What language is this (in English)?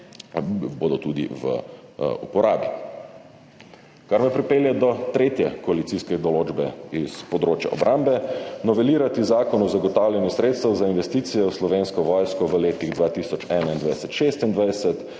Slovenian